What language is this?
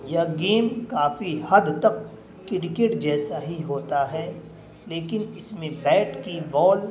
Urdu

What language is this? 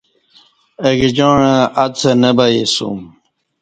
Kati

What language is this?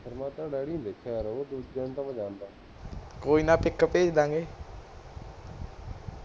Punjabi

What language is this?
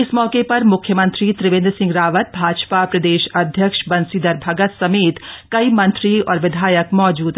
Hindi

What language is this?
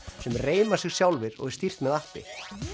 Icelandic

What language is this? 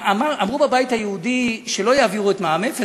Hebrew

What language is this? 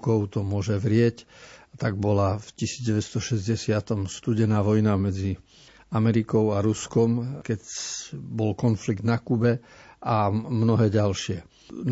Slovak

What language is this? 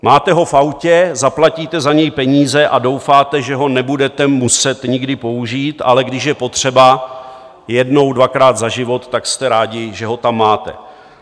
Czech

